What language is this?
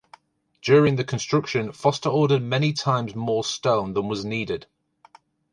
English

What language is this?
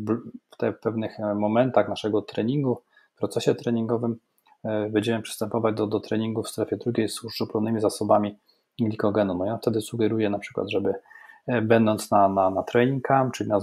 Polish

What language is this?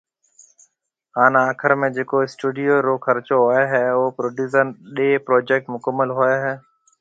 Marwari (Pakistan)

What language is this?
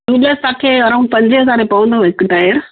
Sindhi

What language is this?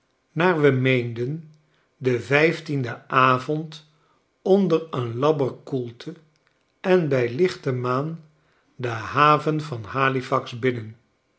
Dutch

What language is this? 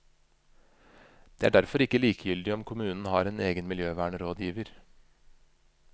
Norwegian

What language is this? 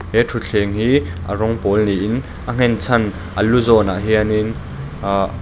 Mizo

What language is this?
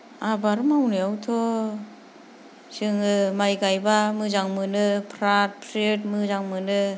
Bodo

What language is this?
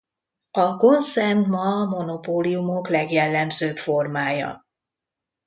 Hungarian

